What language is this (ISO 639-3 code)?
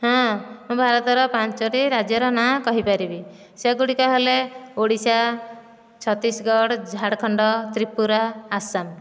ori